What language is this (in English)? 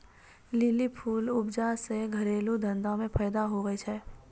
Maithili